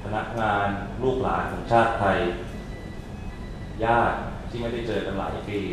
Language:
Thai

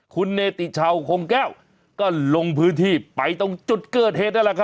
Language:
Thai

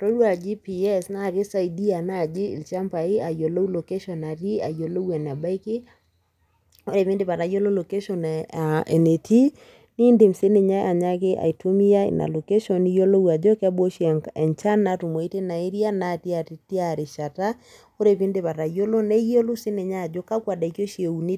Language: Masai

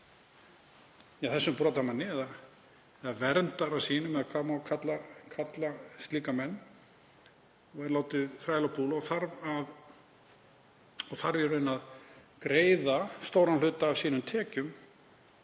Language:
Icelandic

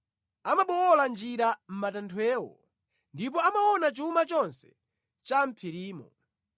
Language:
Nyanja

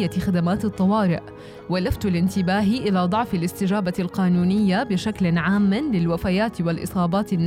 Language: Arabic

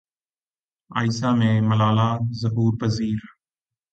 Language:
Urdu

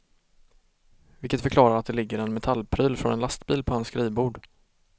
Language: Swedish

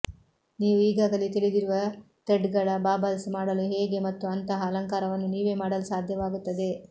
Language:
Kannada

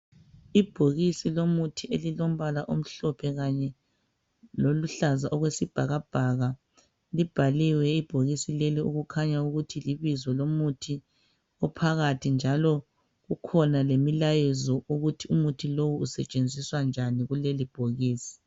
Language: North Ndebele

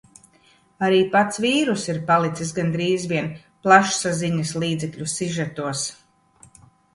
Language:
Latvian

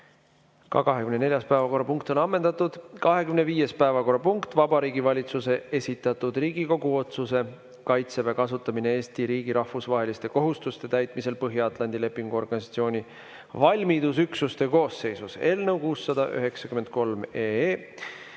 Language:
Estonian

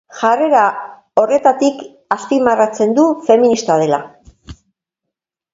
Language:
Basque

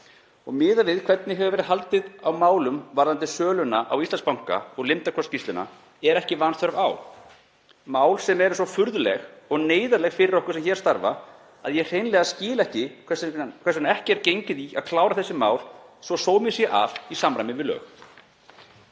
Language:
Icelandic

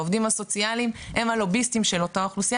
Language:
Hebrew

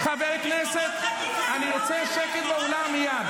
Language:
Hebrew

